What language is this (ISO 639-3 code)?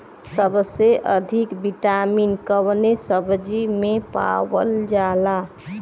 bho